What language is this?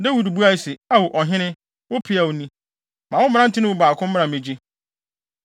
Akan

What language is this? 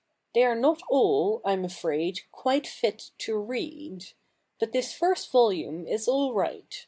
English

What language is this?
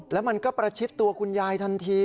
Thai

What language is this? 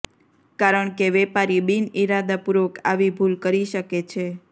Gujarati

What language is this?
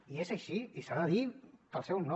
Catalan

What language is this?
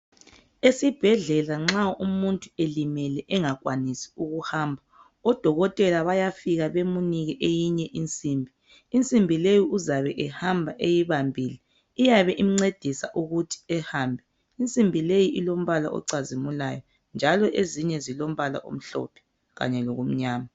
North Ndebele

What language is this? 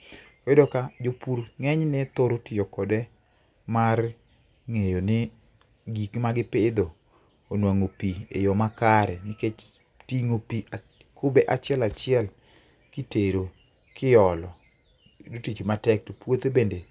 Luo (Kenya and Tanzania)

